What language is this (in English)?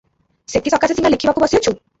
Odia